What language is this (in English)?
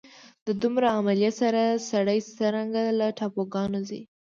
Pashto